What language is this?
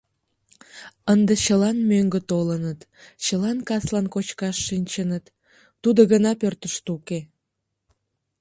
Mari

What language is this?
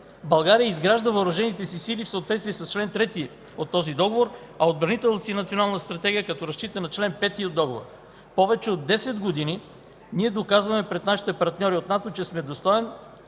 Bulgarian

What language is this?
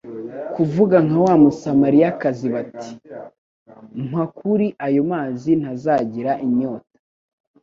Kinyarwanda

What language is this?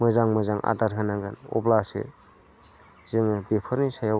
Bodo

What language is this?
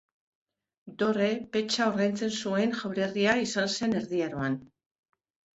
Basque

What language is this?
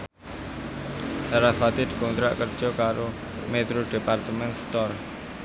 Javanese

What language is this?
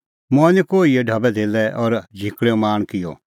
Kullu Pahari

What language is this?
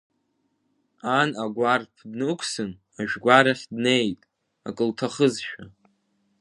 Abkhazian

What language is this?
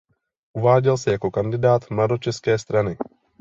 Czech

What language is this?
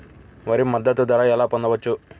Telugu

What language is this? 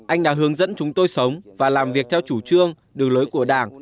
Vietnamese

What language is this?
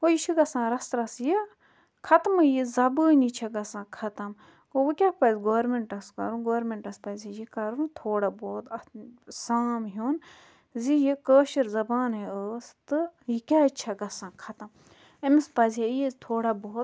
Kashmiri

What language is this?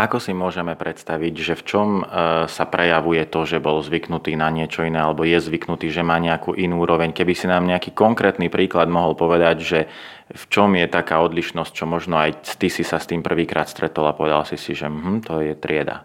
Slovak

